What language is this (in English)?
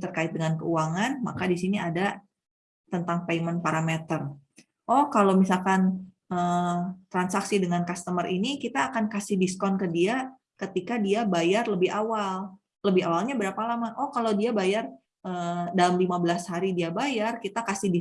Indonesian